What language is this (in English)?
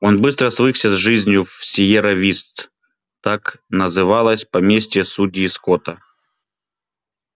Russian